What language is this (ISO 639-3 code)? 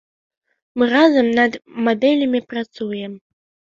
bel